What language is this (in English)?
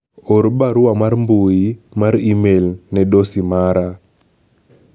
Luo (Kenya and Tanzania)